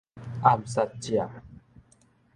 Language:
Min Nan Chinese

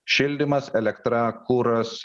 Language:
Lithuanian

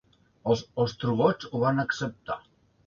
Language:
Catalan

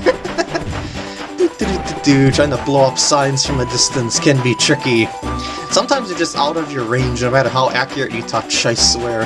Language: English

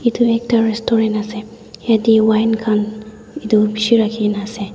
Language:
Naga Pidgin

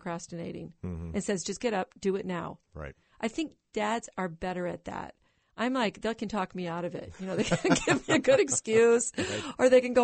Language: English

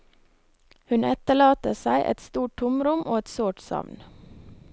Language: Norwegian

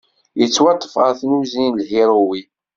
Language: Kabyle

